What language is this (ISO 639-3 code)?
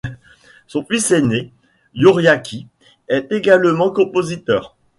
fra